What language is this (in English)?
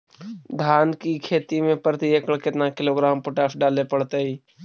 Magahi